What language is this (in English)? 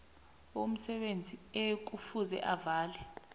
South Ndebele